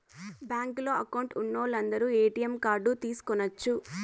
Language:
Telugu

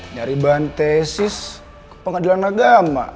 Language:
Indonesian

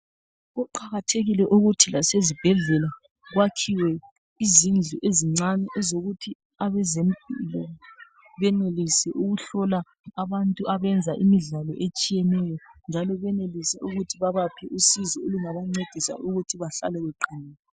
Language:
North Ndebele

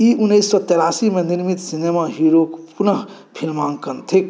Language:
Maithili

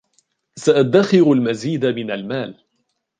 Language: Arabic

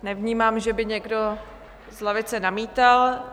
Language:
Czech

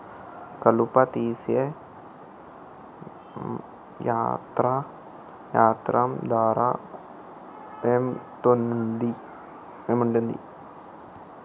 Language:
Telugu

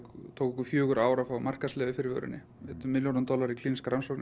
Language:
Icelandic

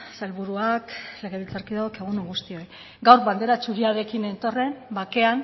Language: Basque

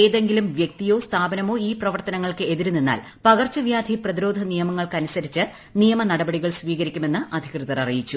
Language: Malayalam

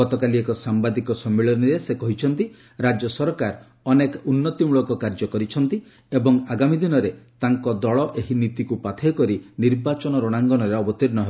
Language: Odia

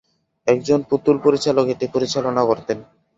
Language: Bangla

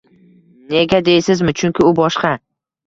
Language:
Uzbek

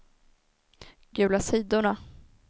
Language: Swedish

